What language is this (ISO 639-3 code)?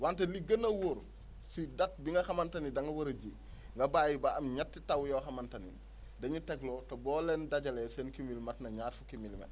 wol